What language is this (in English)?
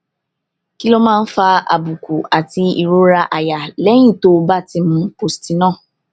Yoruba